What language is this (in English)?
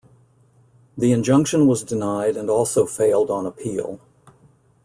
English